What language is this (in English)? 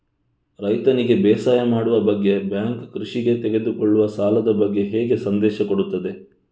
Kannada